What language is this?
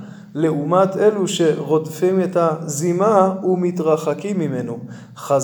Hebrew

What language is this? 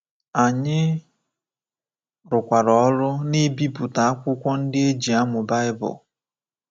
Igbo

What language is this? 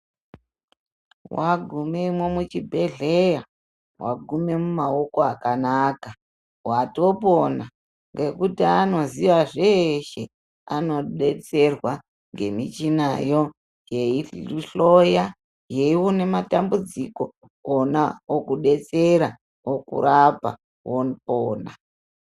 Ndau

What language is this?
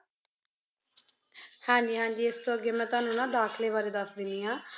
Punjabi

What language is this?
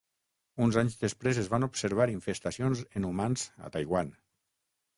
Catalan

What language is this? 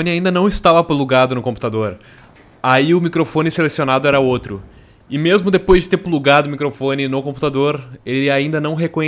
Portuguese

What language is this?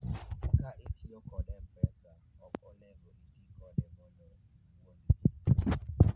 Luo (Kenya and Tanzania)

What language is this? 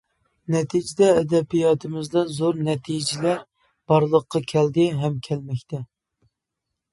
Uyghur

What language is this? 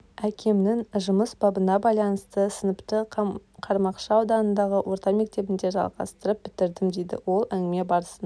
Kazakh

